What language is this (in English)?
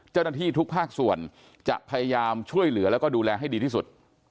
Thai